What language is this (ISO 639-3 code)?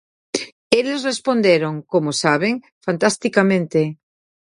glg